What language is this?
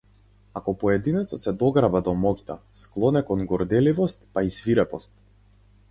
Macedonian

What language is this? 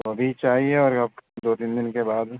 Urdu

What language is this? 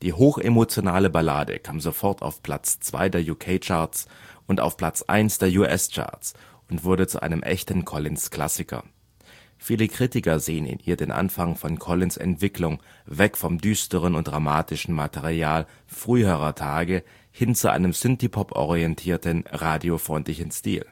German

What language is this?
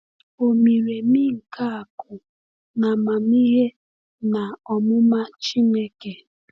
Igbo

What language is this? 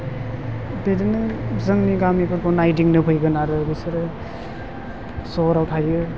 Bodo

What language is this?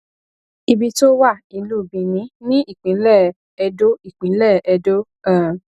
Yoruba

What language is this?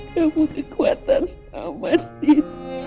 Indonesian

